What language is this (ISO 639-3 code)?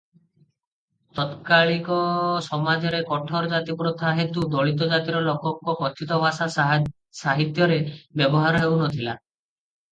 ori